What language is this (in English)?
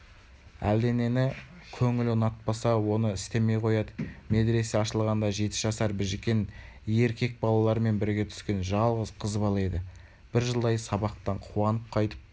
Kazakh